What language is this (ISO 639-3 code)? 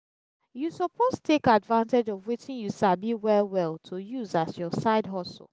pcm